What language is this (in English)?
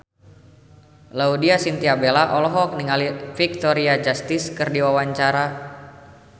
Sundanese